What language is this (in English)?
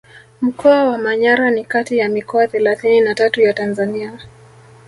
Swahili